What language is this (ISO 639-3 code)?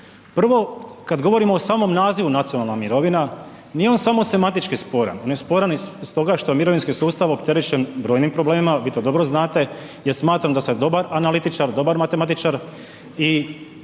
hrv